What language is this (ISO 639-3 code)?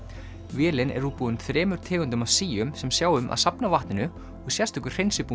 isl